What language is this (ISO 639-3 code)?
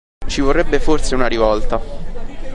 ita